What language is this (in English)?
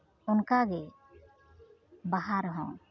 Santali